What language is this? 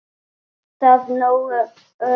Icelandic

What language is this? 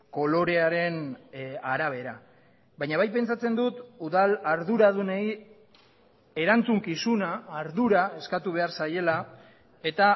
Basque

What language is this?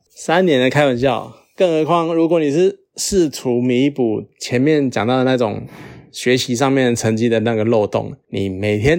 Chinese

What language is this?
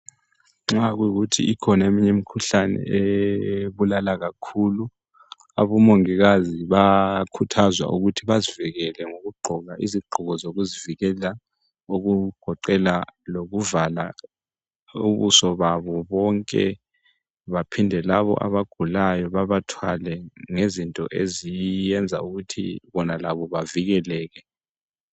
North Ndebele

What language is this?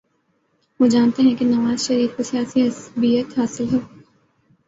Urdu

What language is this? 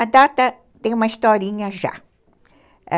Portuguese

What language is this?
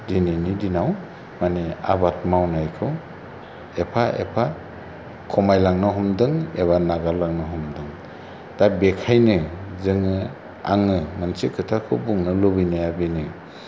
Bodo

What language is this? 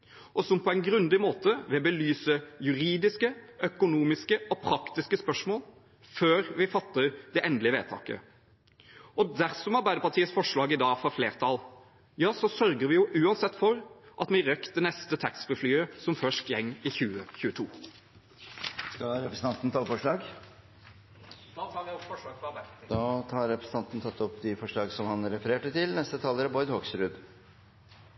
Norwegian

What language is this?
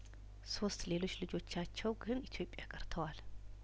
Amharic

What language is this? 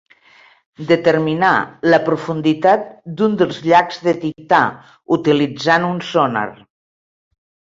Catalan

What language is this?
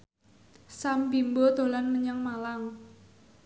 Javanese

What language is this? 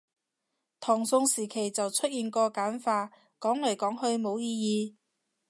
Cantonese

